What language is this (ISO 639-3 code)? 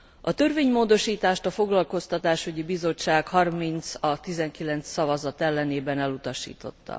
hun